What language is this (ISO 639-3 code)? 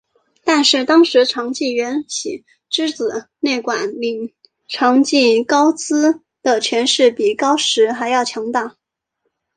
zho